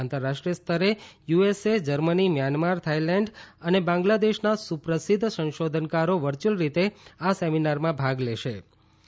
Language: Gujarati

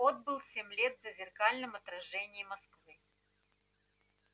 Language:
Russian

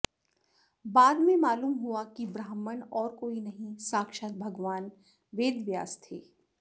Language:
Sanskrit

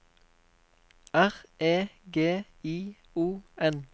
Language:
Norwegian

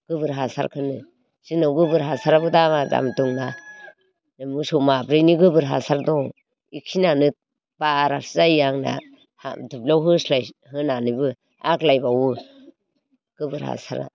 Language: Bodo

